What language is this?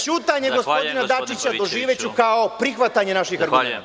Serbian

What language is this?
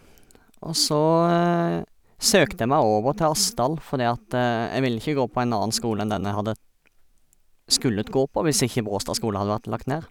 Norwegian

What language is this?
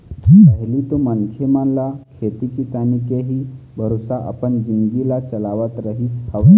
Chhattisgarhi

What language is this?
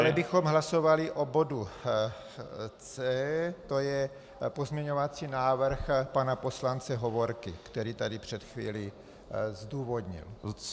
Czech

